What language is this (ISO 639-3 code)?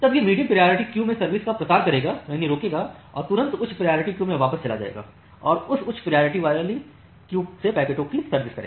hin